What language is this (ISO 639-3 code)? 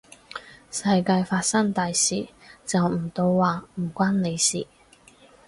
yue